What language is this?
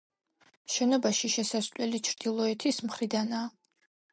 Georgian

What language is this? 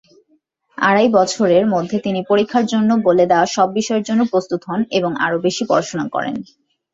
Bangla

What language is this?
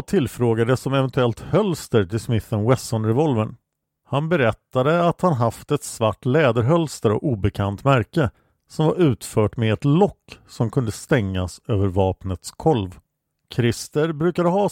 Swedish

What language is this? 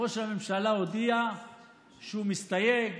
Hebrew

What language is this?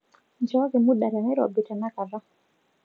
Masai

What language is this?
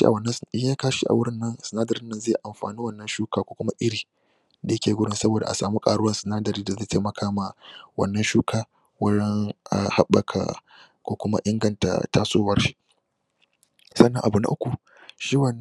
Hausa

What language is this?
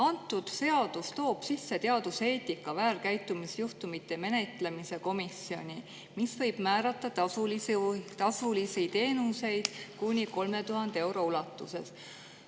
Estonian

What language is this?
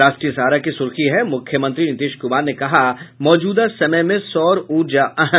Hindi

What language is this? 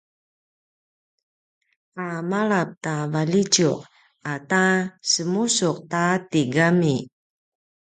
Paiwan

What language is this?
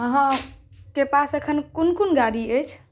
Maithili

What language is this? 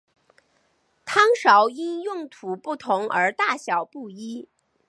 Chinese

